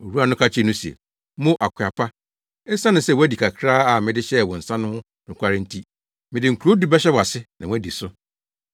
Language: Akan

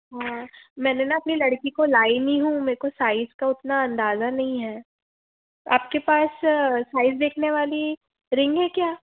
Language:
Hindi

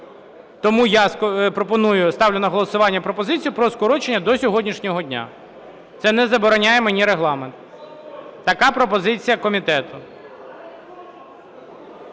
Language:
Ukrainian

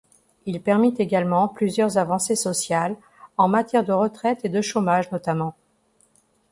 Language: French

